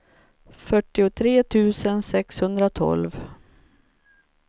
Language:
Swedish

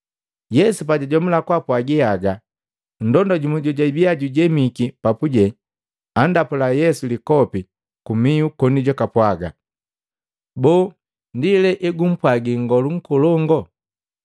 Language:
Matengo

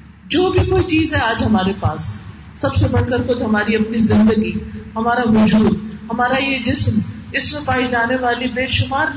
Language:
Urdu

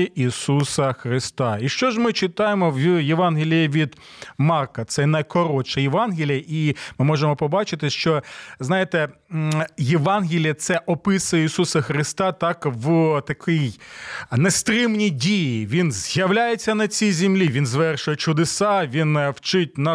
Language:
Ukrainian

